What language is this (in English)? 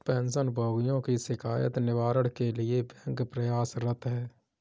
Hindi